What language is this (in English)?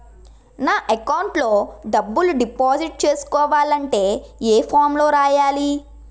Telugu